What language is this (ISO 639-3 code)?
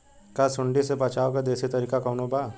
bho